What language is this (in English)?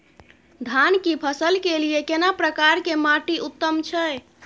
Maithili